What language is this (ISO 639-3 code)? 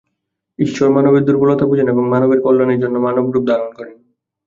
ben